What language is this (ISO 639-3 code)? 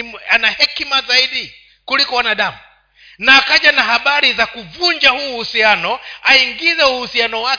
swa